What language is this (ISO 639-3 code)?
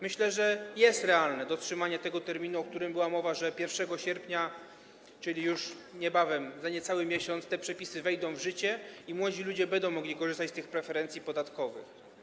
pol